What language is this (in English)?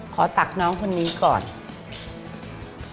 Thai